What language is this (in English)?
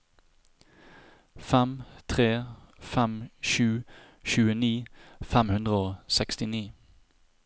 Norwegian